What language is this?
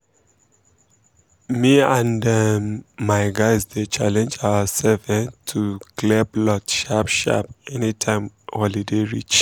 Nigerian Pidgin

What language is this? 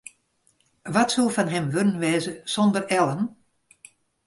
Western Frisian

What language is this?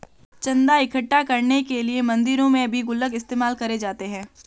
Hindi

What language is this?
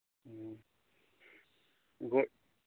Manipuri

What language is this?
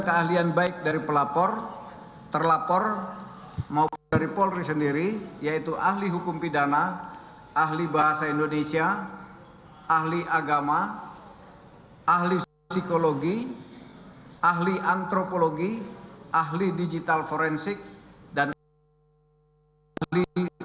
Indonesian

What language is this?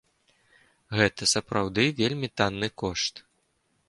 Belarusian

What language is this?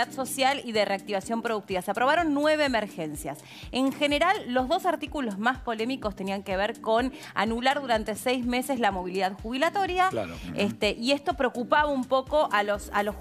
Spanish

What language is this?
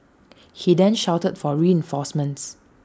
English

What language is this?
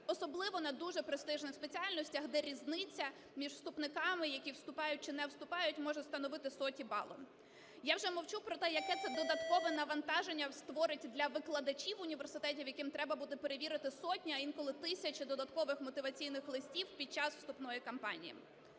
Ukrainian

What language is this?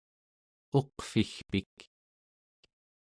Central Yupik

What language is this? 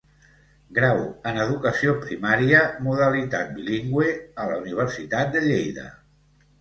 Catalan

